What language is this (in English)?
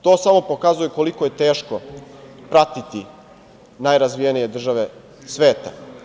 Serbian